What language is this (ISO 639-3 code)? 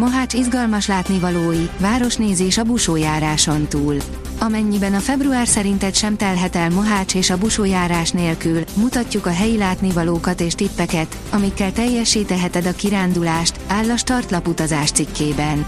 hun